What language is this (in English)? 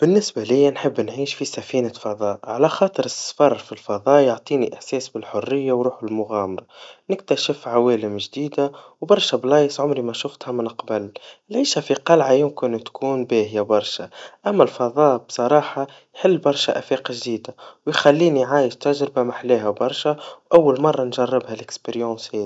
Tunisian Arabic